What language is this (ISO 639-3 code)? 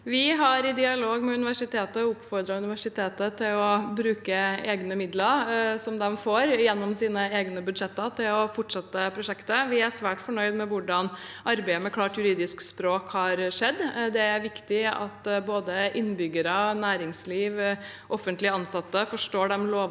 nor